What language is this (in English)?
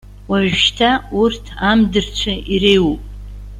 Abkhazian